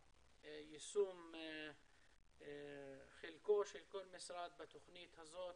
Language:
Hebrew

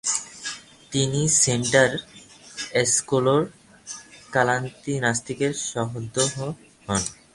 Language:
Bangla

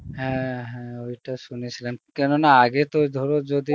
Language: Bangla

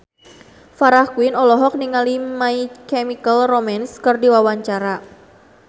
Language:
Sundanese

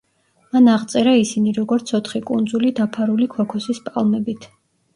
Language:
Georgian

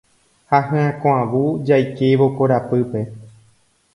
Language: Guarani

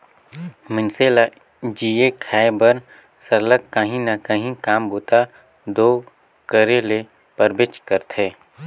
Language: Chhattisgarhi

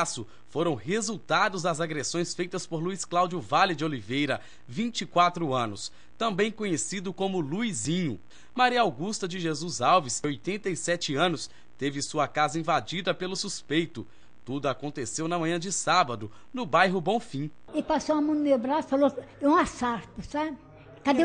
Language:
Portuguese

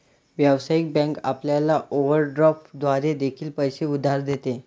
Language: Marathi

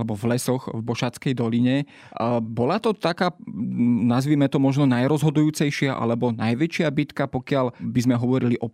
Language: Slovak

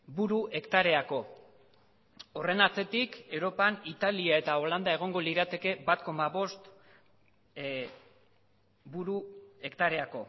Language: Basque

